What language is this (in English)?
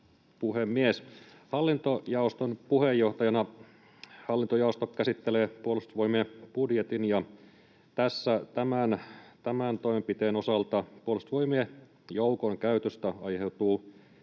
Finnish